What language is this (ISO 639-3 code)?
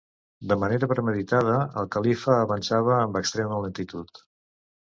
cat